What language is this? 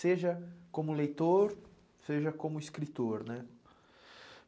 Portuguese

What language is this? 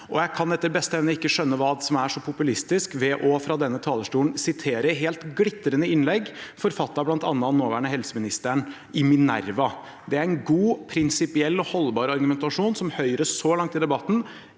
Norwegian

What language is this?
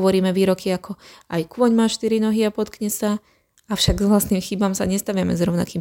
Slovak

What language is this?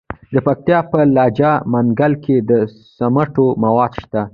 Pashto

